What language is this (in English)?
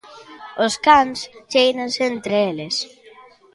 Galician